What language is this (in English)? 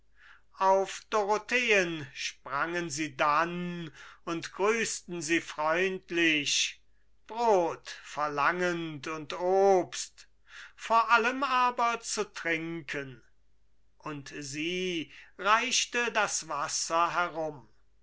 German